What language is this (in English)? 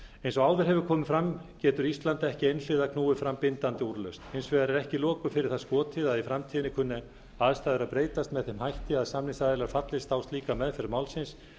Icelandic